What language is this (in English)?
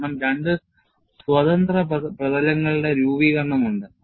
Malayalam